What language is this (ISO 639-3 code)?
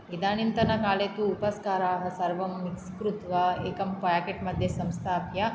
san